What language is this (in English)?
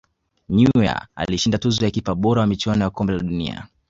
Swahili